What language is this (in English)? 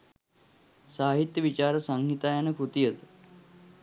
Sinhala